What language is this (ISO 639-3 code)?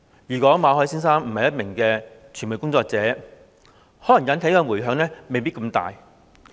yue